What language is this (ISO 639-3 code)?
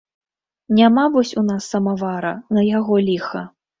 bel